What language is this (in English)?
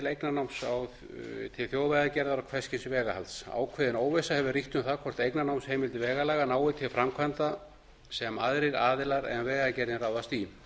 Icelandic